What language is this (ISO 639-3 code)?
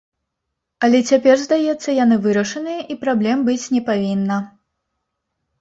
bel